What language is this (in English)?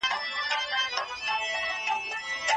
Pashto